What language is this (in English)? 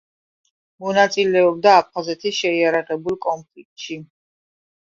Georgian